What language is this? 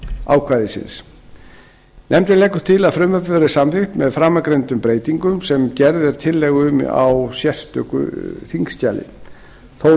Icelandic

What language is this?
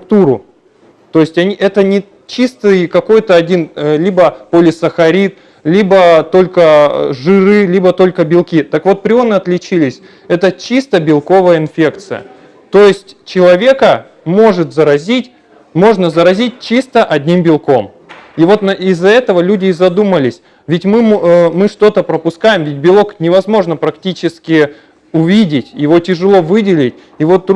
Russian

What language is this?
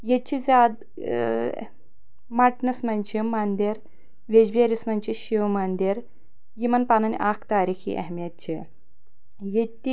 Kashmiri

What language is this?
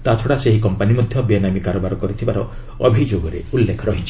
Odia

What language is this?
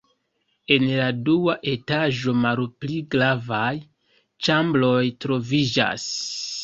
Esperanto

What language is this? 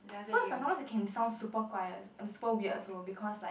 English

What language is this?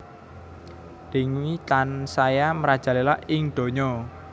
Javanese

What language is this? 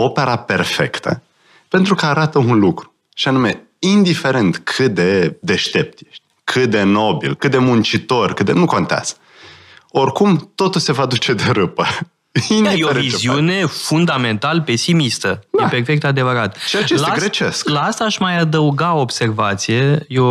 Romanian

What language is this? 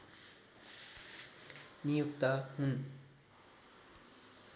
Nepali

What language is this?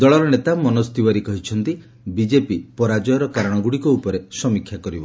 Odia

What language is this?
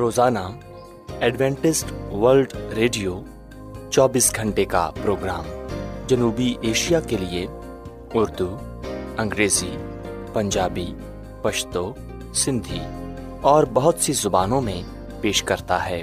Urdu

